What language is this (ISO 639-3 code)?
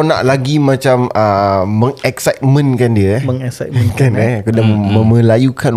msa